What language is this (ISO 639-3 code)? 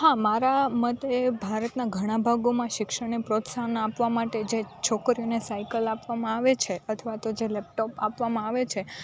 guj